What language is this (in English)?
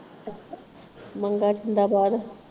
Punjabi